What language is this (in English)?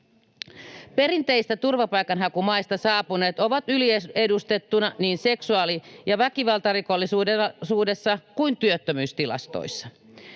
Finnish